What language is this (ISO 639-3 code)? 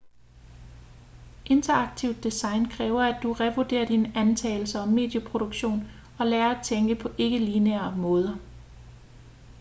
dan